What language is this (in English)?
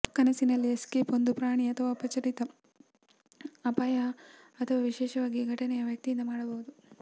Kannada